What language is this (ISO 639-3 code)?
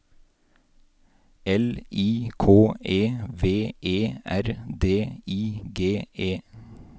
nor